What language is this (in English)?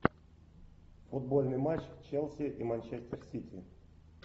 Russian